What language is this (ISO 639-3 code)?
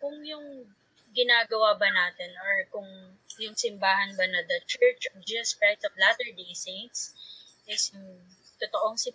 fil